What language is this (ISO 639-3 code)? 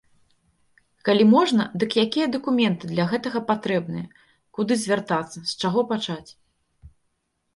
bel